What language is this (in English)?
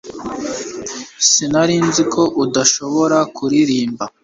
Kinyarwanda